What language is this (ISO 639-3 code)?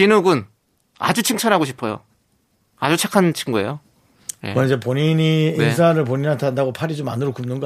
kor